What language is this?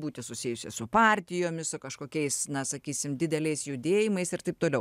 Lithuanian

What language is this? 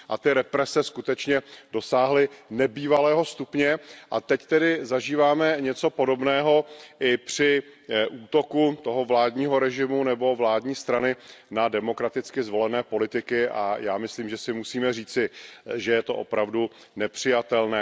Czech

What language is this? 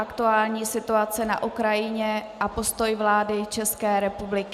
Czech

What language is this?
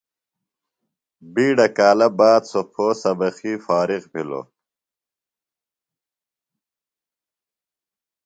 Phalura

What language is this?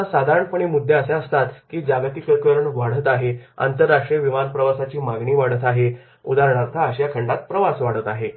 Marathi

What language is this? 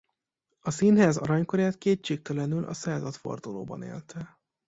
Hungarian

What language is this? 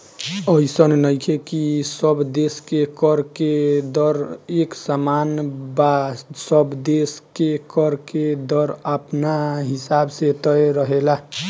Bhojpuri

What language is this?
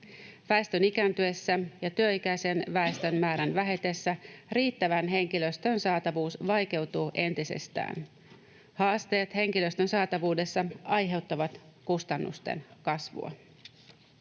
Finnish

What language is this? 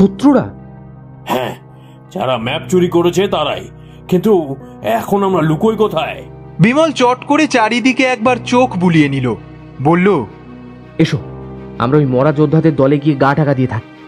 Bangla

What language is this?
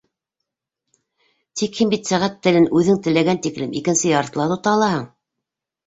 Bashkir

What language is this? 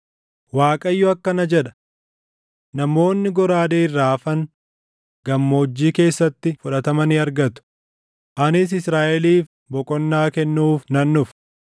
Oromo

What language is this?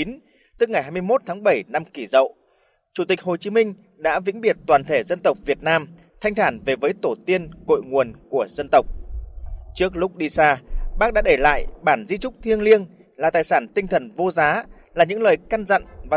Vietnamese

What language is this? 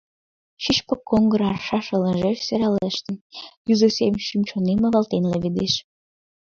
Mari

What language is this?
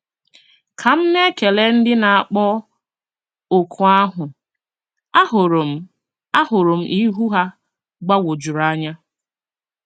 Igbo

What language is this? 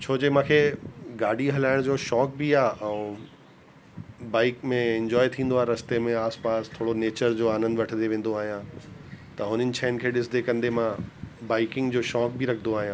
Sindhi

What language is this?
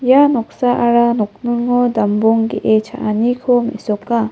Garo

